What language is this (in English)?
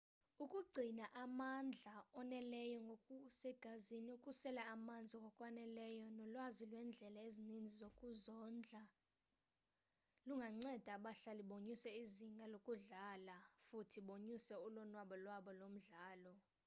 Xhosa